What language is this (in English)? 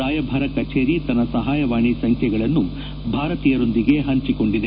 Kannada